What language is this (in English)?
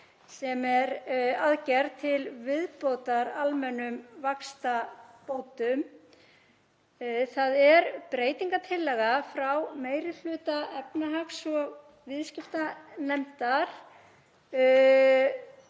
Icelandic